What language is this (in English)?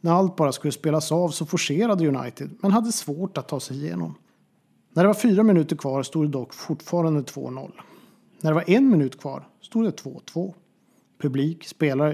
Swedish